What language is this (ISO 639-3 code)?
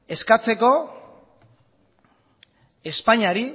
eus